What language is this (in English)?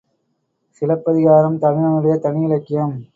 Tamil